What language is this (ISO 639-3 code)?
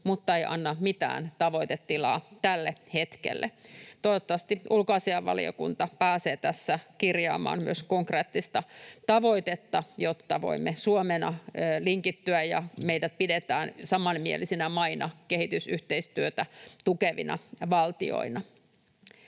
fin